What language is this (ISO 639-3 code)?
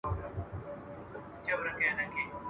pus